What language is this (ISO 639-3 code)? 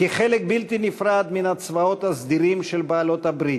heb